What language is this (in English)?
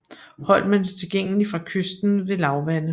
Danish